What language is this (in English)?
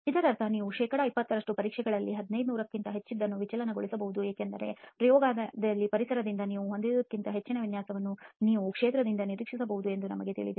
Kannada